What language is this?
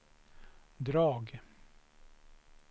Swedish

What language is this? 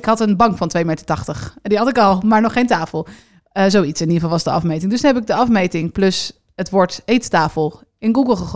Dutch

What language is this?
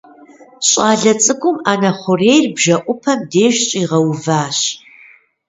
Kabardian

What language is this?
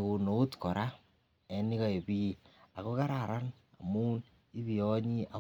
Kalenjin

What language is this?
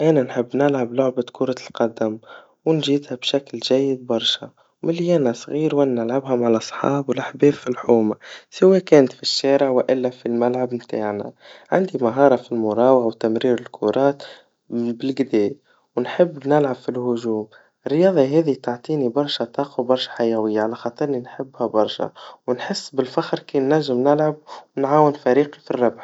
Tunisian Arabic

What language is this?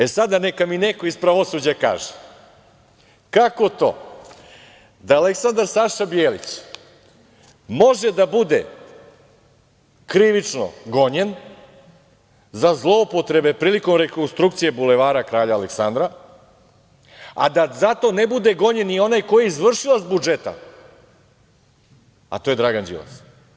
Serbian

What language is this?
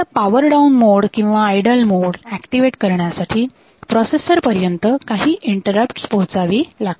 Marathi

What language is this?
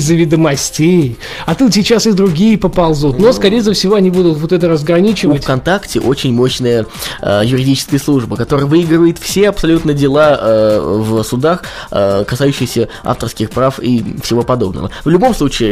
Russian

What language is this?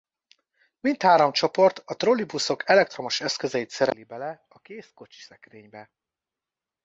Hungarian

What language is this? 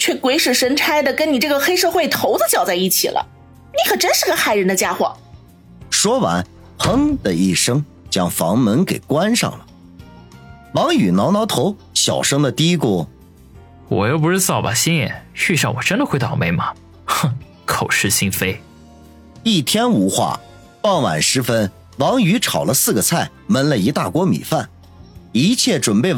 Chinese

